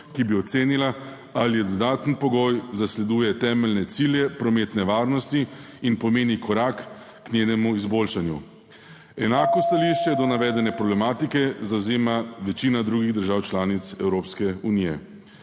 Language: Slovenian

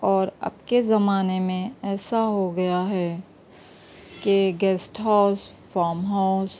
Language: Urdu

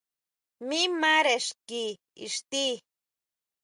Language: Huautla Mazatec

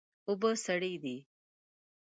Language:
Pashto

